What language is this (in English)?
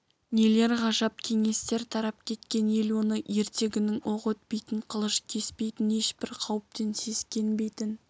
Kazakh